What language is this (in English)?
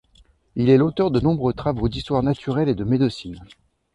French